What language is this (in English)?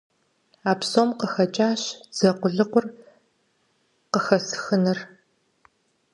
Kabardian